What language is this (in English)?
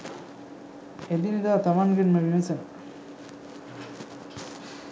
Sinhala